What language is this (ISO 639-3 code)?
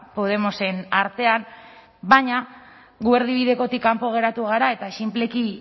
eus